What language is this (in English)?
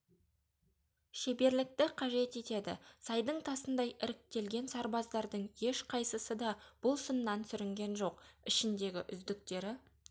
Kazakh